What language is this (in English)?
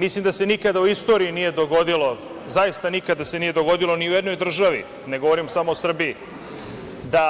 Serbian